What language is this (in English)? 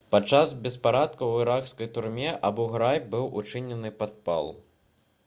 Belarusian